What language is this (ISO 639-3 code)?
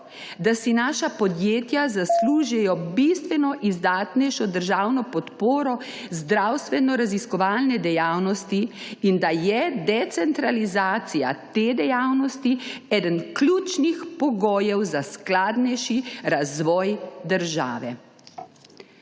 slv